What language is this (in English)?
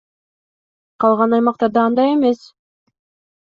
Kyrgyz